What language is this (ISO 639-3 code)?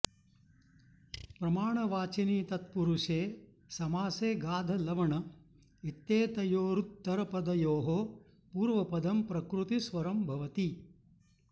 san